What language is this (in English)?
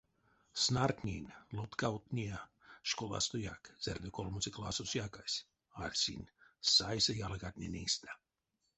Erzya